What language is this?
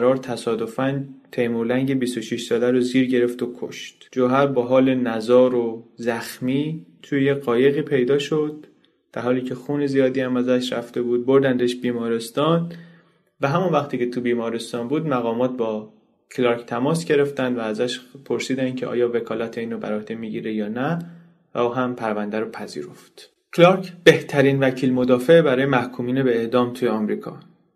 Persian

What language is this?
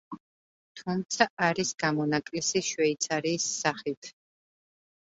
Georgian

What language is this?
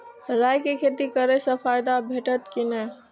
Maithili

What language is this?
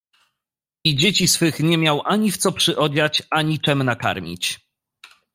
Polish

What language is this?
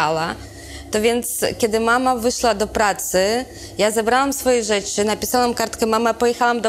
Polish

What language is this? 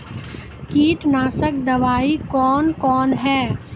Maithili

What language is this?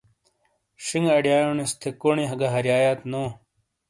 Shina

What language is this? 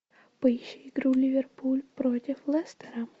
Russian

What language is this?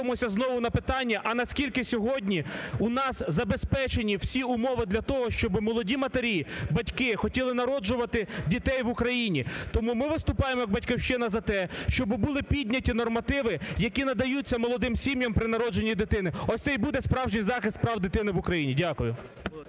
Ukrainian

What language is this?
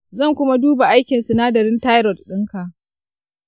Hausa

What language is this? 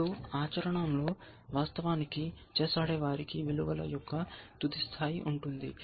Telugu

